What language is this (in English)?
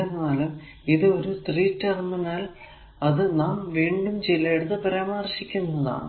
Malayalam